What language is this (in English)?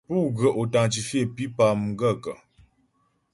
Ghomala